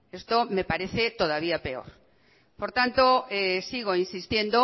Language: Spanish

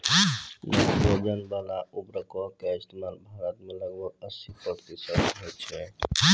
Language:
Maithili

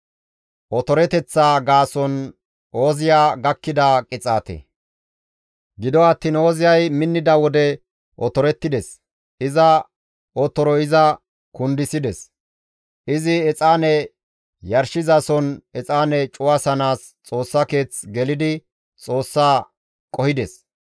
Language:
Gamo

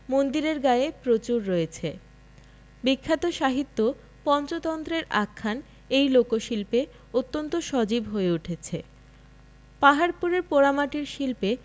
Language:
Bangla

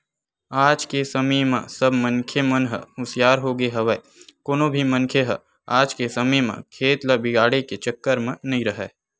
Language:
Chhattisgarhi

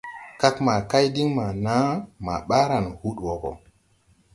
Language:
Tupuri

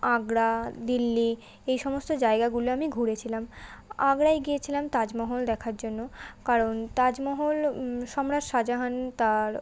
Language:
Bangla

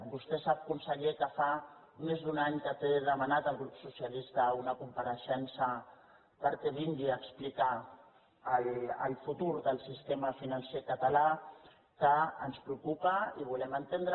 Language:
Catalan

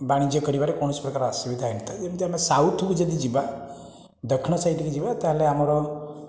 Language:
Odia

